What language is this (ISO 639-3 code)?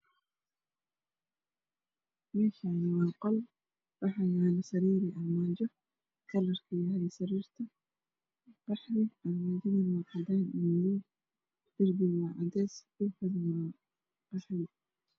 som